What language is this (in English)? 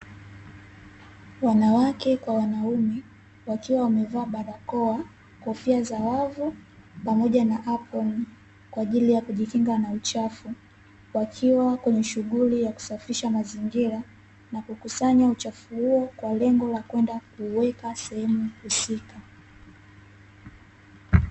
Swahili